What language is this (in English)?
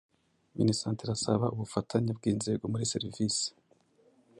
Kinyarwanda